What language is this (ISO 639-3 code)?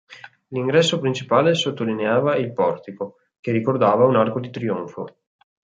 ita